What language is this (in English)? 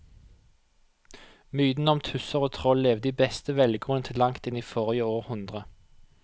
Norwegian